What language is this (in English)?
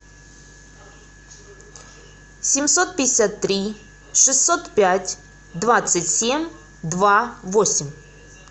Russian